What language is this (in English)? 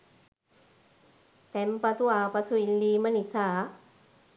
Sinhala